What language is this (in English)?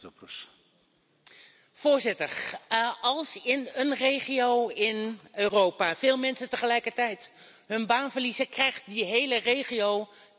Dutch